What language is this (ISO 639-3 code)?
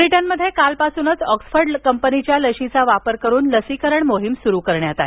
mar